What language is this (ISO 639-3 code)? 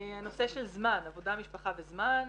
heb